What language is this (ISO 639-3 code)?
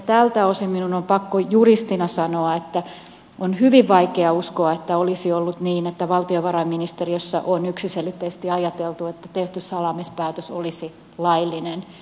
fin